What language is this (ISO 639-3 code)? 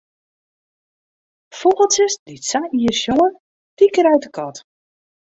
fry